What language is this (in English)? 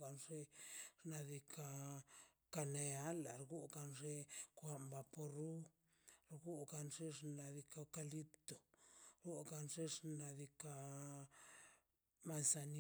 Mazaltepec Zapotec